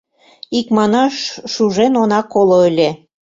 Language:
Mari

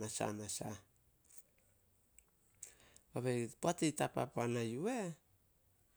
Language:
Solos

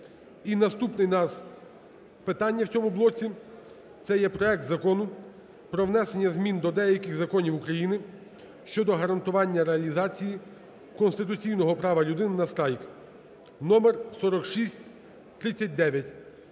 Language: Ukrainian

